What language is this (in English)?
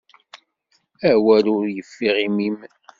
Kabyle